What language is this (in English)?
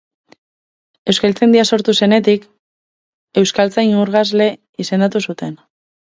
Basque